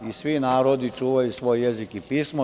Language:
Serbian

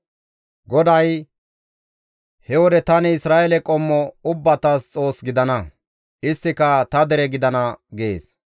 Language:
Gamo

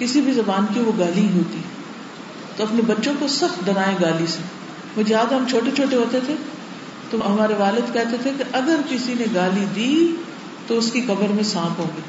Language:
Urdu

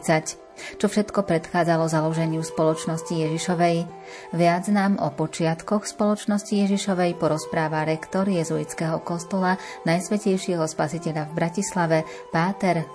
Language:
Slovak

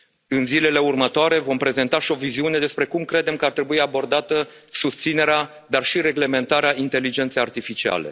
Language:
Romanian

